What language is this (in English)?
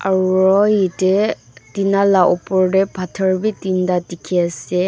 Naga Pidgin